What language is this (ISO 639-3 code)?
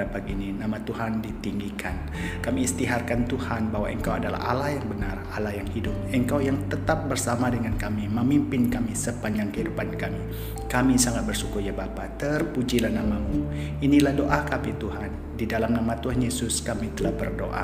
msa